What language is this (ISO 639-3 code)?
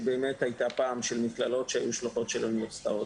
heb